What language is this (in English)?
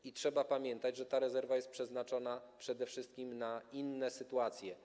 Polish